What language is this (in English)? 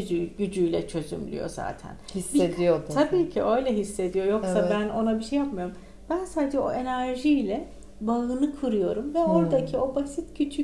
Turkish